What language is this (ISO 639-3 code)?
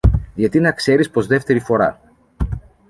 ell